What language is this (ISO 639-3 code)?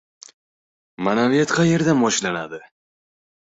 uzb